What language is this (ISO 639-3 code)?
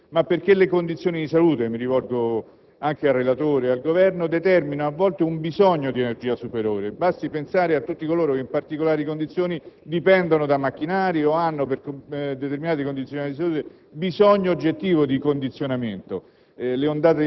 ita